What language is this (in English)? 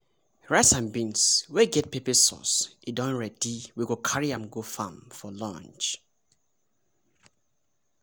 Nigerian Pidgin